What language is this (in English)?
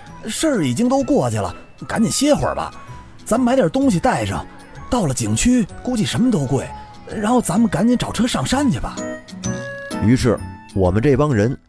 Chinese